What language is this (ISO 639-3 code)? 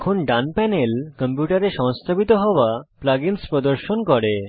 ben